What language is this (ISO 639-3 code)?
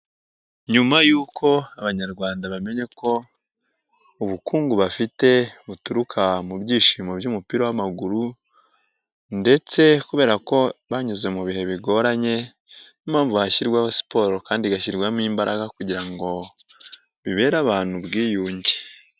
kin